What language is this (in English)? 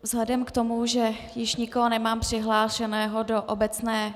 Czech